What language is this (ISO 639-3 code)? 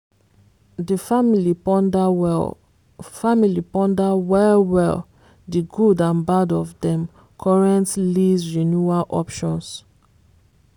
pcm